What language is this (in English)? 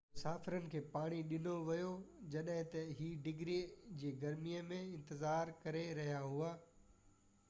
Sindhi